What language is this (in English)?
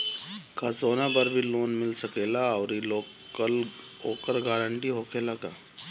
Bhojpuri